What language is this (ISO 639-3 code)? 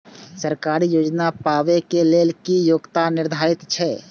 mai